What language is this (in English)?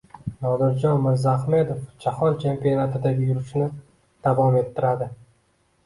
Uzbek